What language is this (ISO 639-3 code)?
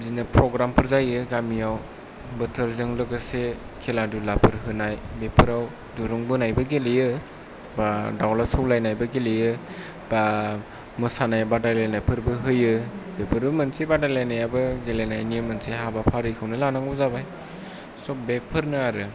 brx